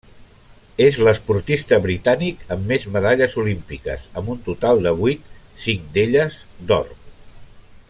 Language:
Catalan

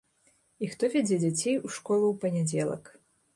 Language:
Belarusian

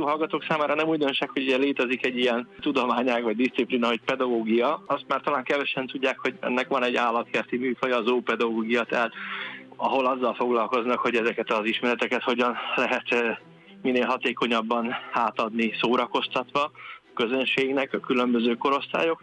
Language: Hungarian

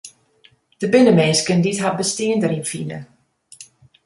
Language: Western Frisian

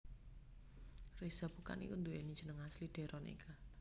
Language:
Javanese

